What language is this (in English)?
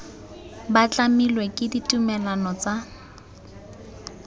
Tswana